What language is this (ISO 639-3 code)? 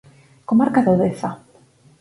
glg